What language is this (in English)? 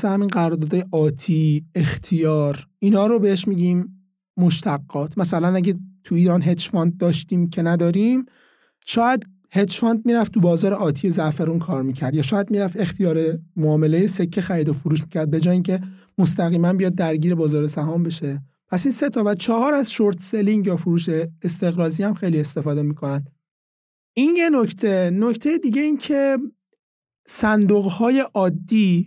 Persian